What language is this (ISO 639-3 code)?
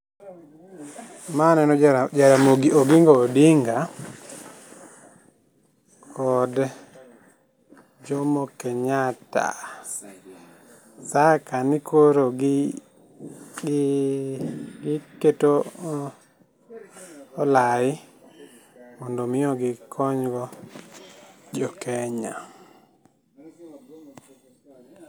luo